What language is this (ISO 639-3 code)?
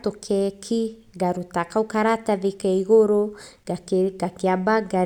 kik